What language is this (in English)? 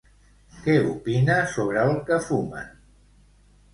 Catalan